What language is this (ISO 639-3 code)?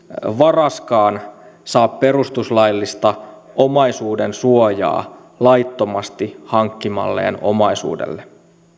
fin